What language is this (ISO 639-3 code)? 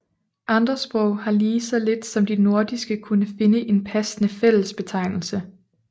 dan